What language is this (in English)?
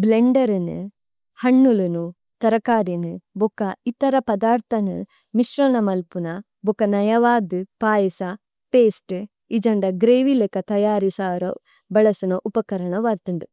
Tulu